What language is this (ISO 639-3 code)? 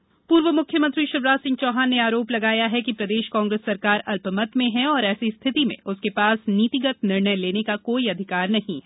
hin